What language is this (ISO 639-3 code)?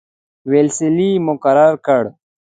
pus